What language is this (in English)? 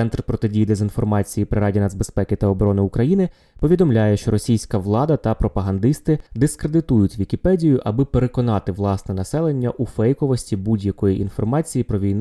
Ukrainian